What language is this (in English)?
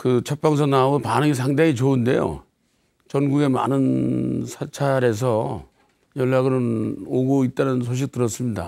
Korean